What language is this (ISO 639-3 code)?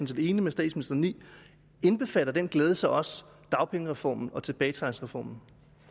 dan